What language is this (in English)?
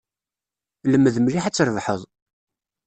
Kabyle